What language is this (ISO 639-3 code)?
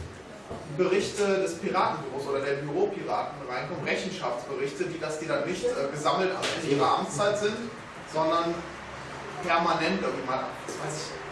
deu